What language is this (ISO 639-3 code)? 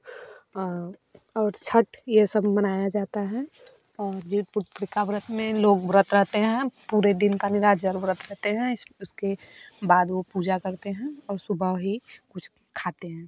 hin